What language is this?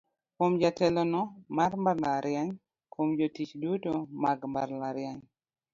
Luo (Kenya and Tanzania)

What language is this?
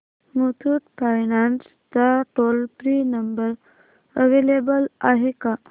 Marathi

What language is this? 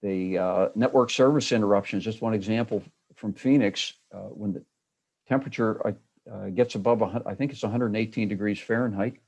English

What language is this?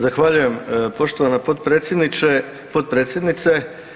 Croatian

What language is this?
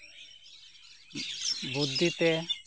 Santali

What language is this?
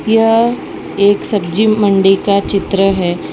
Hindi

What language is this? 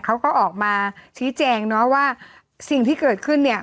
Thai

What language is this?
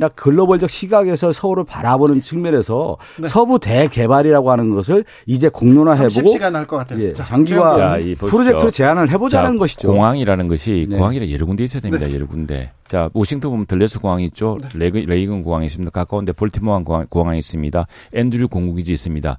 Korean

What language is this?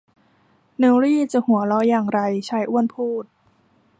Thai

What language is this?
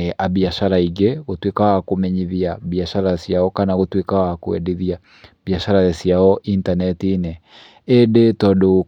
Kikuyu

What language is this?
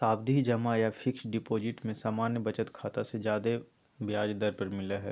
Magahi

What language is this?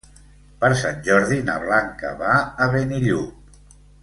Catalan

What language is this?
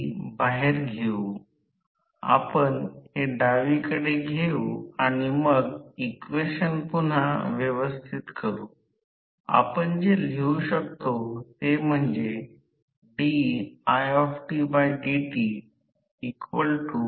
Marathi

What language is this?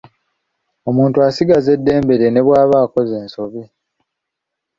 Ganda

